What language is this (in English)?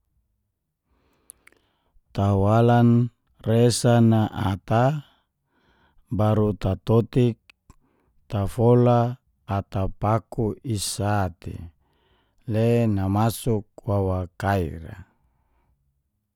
Geser-Gorom